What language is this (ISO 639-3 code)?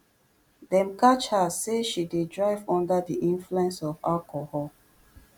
pcm